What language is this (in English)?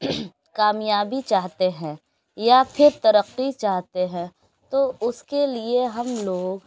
Urdu